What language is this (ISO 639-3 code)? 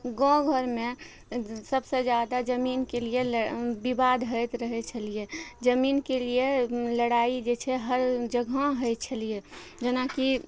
mai